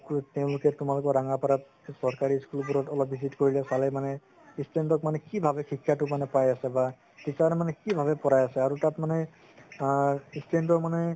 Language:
Assamese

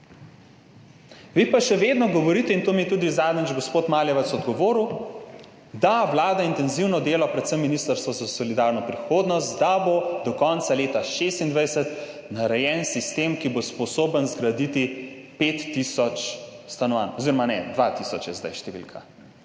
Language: Slovenian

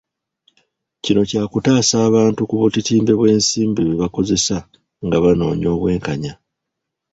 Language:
Ganda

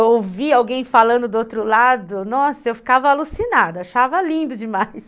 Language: Portuguese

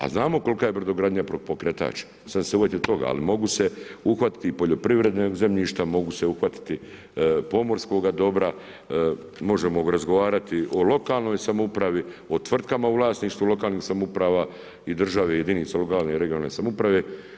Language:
Croatian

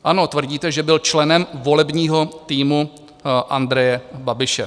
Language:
Czech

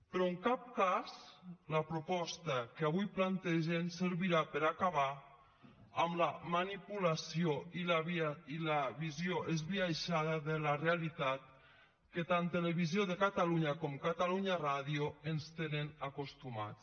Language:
Catalan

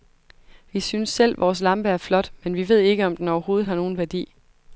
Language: Danish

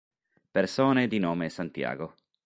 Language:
Italian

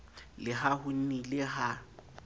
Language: Southern Sotho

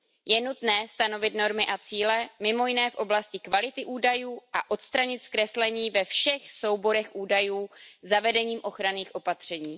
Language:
Czech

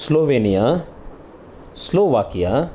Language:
Sanskrit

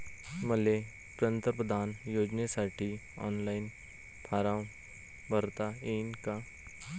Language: Marathi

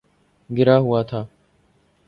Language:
Urdu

